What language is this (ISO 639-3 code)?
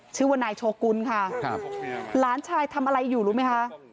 tha